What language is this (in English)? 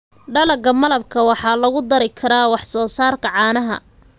Somali